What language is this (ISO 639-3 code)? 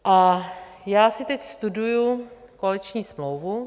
ces